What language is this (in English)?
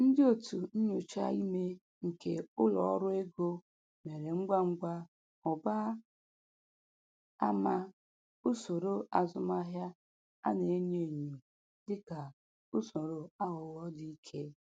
Igbo